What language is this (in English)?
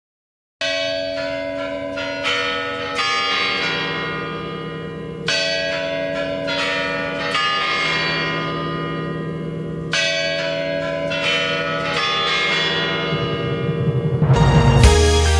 Indonesian